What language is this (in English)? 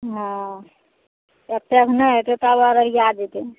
Maithili